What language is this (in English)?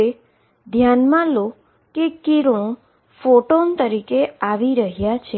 Gujarati